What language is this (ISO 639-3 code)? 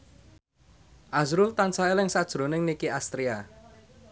jav